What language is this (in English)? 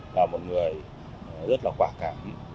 Vietnamese